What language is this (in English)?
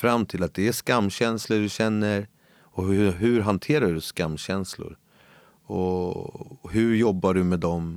Swedish